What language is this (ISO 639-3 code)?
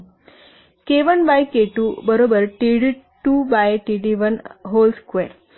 mar